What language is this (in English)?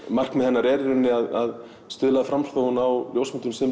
Icelandic